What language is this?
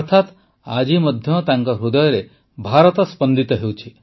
Odia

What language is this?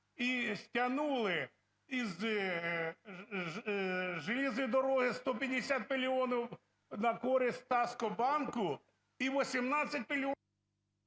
Ukrainian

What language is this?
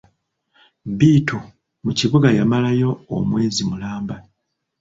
Ganda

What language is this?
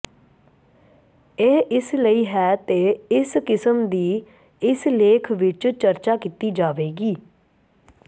Punjabi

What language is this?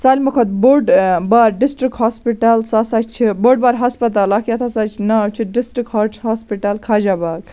Kashmiri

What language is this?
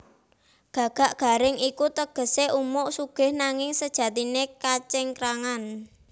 Javanese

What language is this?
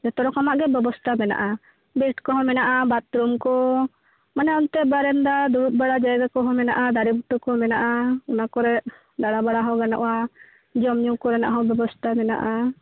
Santali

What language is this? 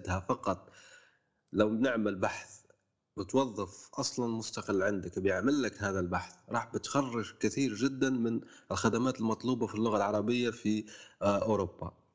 Arabic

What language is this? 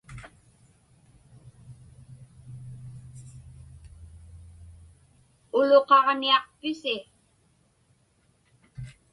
Inupiaq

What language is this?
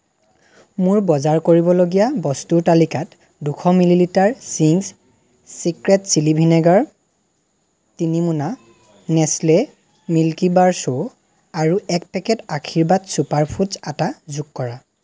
Assamese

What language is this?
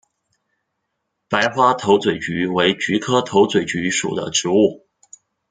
Chinese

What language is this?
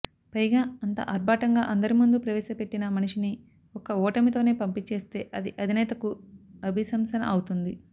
Telugu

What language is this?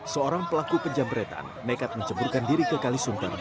Indonesian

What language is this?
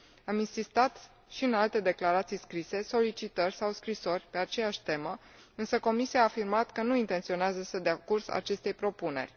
Romanian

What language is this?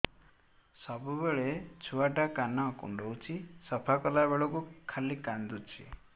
Odia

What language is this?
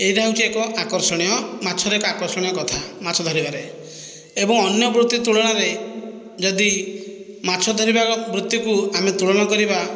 Odia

